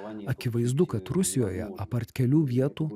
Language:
Lithuanian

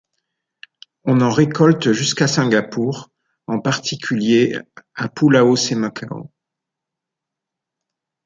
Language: French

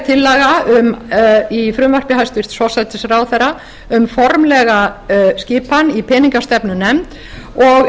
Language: Icelandic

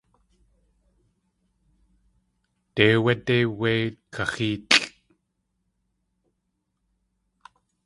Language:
Tlingit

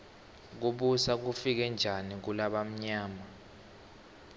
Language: Swati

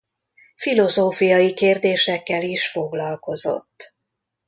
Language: Hungarian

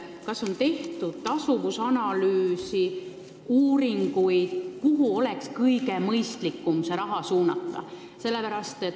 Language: Estonian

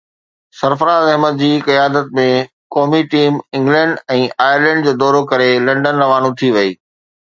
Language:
Sindhi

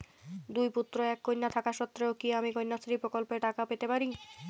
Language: Bangla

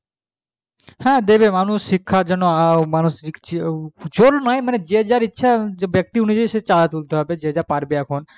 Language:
Bangla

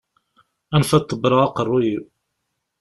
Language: Kabyle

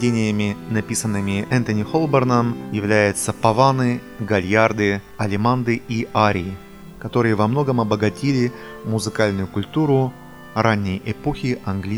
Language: Russian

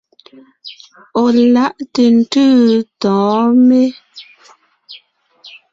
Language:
Ngiemboon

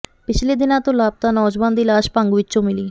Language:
Punjabi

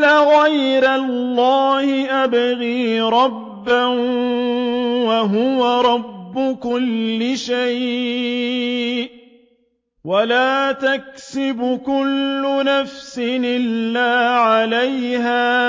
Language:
Arabic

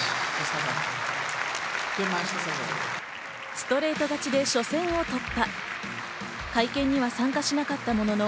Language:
Japanese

